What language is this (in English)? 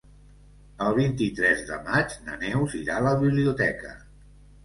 Catalan